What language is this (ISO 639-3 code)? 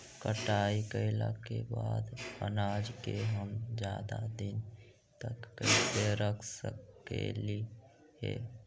mag